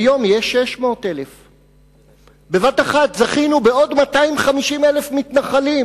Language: Hebrew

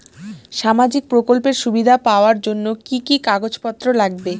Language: Bangla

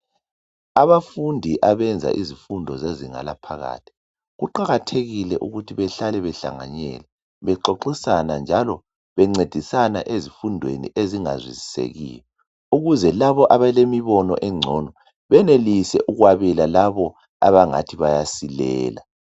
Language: North Ndebele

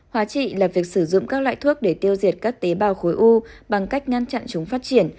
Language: Vietnamese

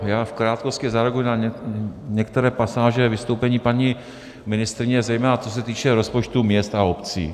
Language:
Czech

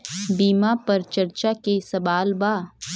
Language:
Bhojpuri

